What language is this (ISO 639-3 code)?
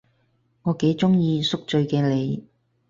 yue